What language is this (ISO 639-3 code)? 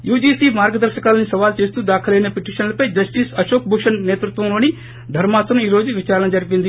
tel